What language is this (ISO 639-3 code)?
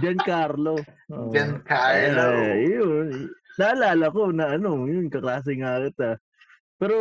fil